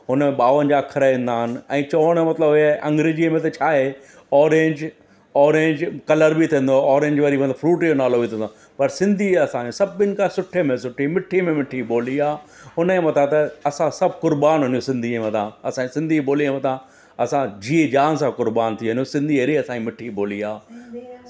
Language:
Sindhi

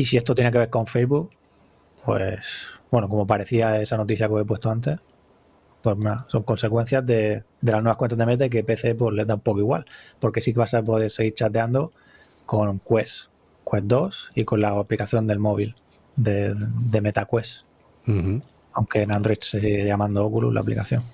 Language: Spanish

